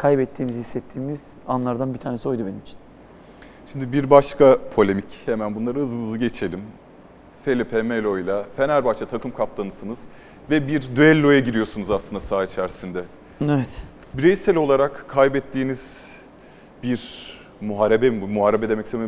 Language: Turkish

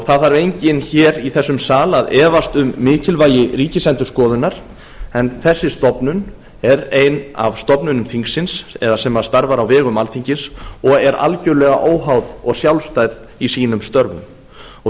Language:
Icelandic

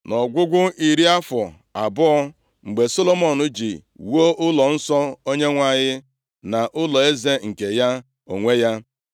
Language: Igbo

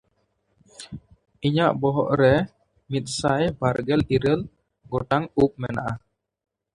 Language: Santali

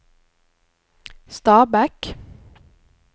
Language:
Norwegian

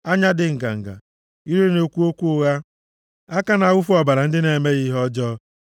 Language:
Igbo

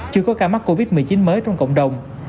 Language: Vietnamese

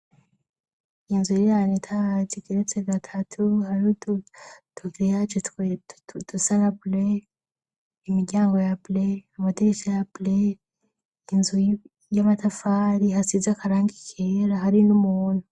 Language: Rundi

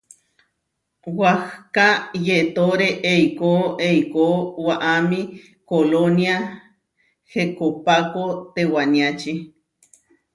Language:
Huarijio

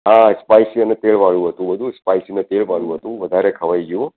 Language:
Gujarati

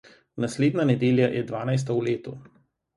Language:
Slovenian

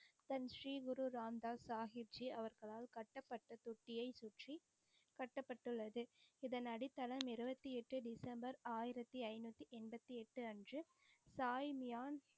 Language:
Tamil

